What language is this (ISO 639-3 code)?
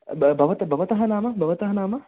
san